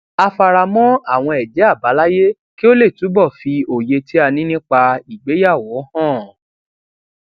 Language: Yoruba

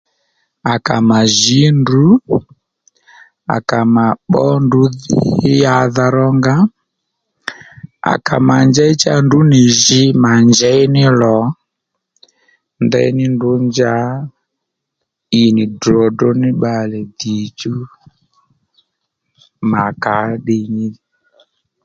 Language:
Lendu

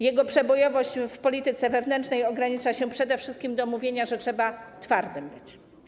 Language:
Polish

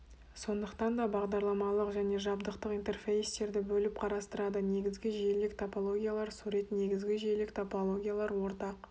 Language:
Kazakh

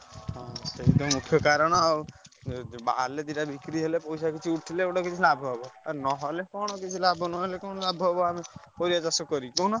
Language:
Odia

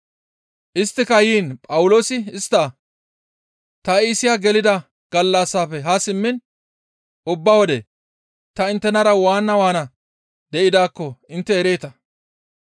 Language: Gamo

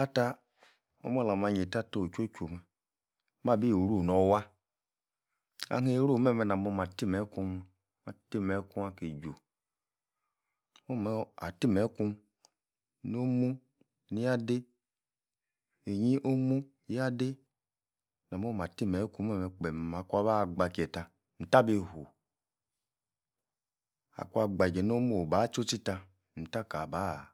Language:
Yace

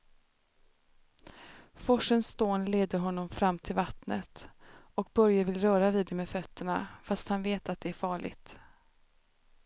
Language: Swedish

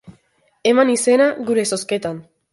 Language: Basque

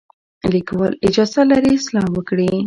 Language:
Pashto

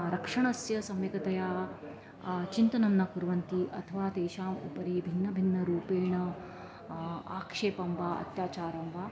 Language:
Sanskrit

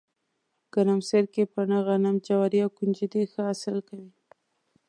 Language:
Pashto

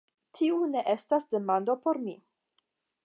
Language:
Esperanto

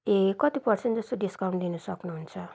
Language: Nepali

